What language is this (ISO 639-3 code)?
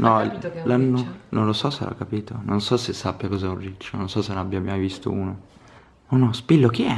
ita